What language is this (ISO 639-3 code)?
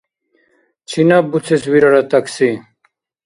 dar